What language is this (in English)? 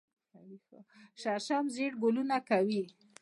Pashto